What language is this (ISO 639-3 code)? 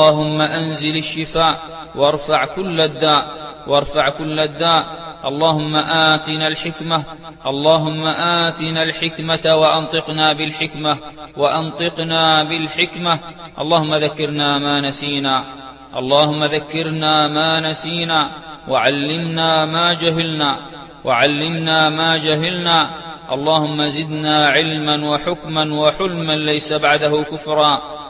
ara